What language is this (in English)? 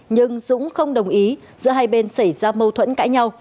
Vietnamese